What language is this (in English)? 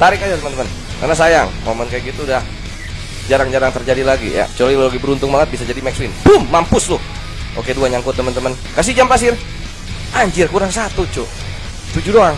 Indonesian